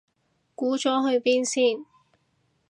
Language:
Cantonese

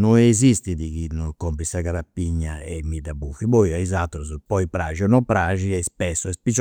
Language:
Campidanese Sardinian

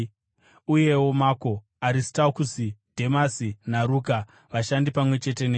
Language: Shona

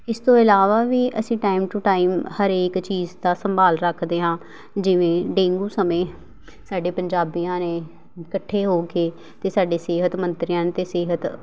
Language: Punjabi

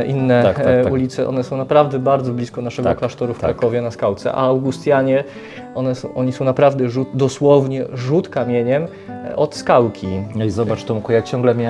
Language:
Polish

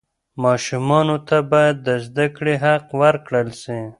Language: Pashto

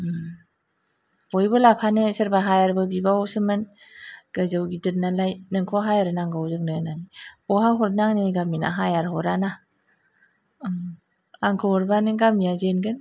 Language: Bodo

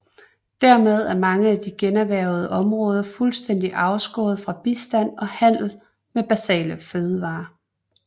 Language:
Danish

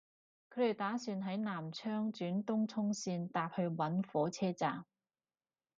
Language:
Cantonese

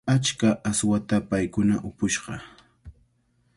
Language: Cajatambo North Lima Quechua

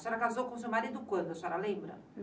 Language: Portuguese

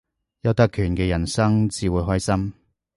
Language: Cantonese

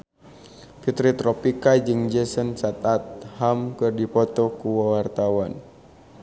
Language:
Sundanese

